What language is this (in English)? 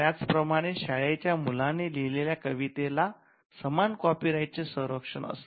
Marathi